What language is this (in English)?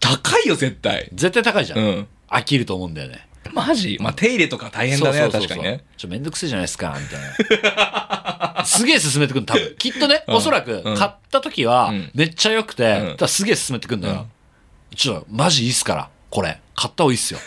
Japanese